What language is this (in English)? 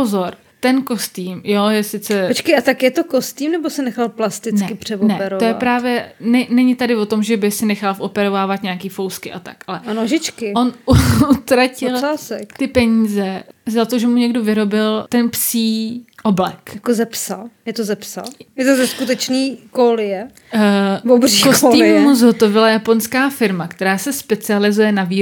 Czech